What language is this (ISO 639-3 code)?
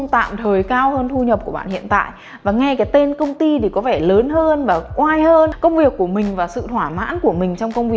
vie